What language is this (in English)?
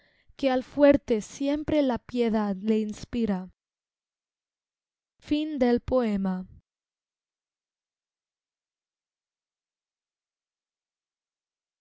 Spanish